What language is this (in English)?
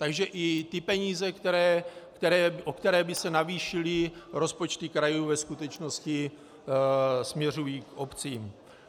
Czech